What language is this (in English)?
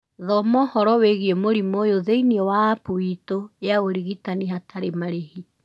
Kikuyu